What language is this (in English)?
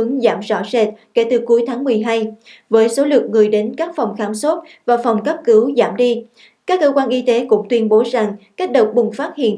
Vietnamese